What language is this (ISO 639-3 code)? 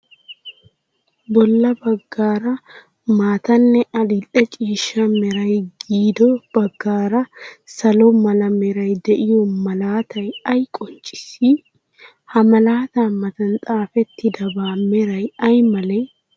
wal